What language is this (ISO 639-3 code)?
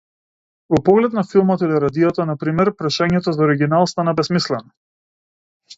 mkd